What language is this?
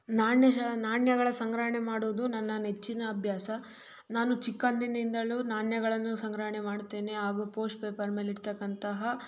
Kannada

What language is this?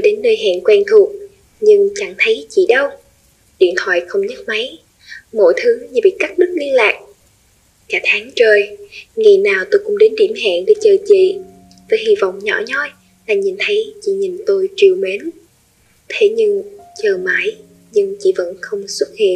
Vietnamese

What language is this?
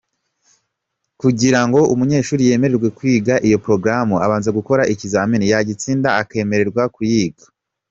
Kinyarwanda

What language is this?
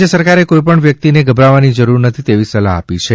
Gujarati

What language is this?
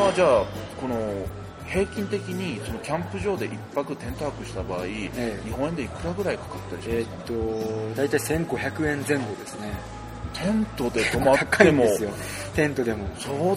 Japanese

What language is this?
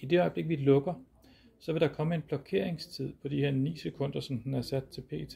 Danish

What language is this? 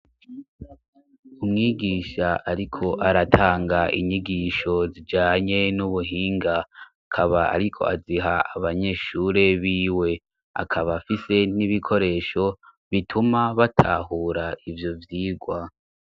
Rundi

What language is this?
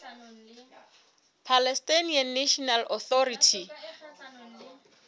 Southern Sotho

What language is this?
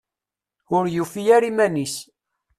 Kabyle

